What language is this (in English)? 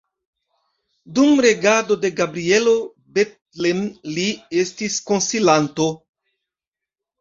Esperanto